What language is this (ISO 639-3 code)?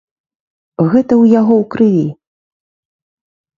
bel